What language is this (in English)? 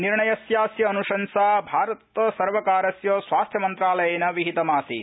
Sanskrit